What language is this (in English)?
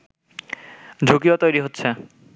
Bangla